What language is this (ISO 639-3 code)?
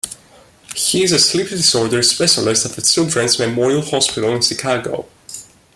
eng